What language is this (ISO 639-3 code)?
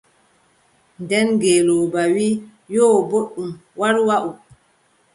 fub